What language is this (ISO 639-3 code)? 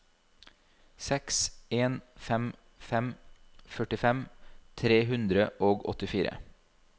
nor